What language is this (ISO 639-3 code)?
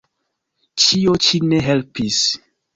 epo